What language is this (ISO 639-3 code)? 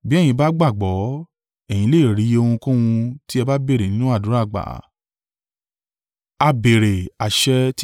yor